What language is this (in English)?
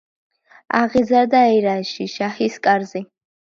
Georgian